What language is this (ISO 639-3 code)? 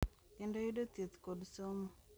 luo